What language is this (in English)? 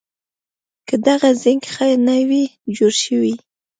Pashto